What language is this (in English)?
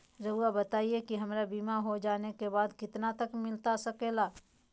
Magahi